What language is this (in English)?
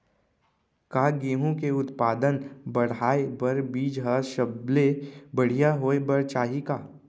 Chhattisgarhi